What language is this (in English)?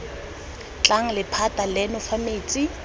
Tswana